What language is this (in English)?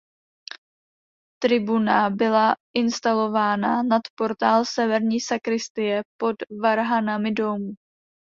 Czech